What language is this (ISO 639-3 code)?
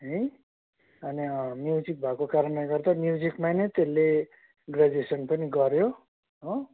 nep